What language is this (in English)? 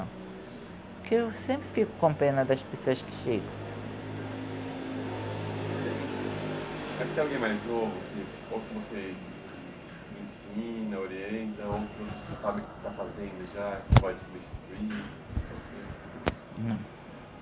Portuguese